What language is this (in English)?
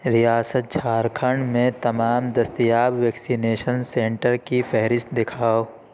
Urdu